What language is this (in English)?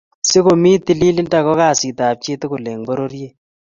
Kalenjin